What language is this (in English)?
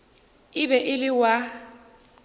Northern Sotho